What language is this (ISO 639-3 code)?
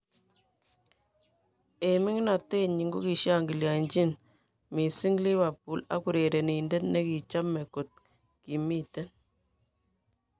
kln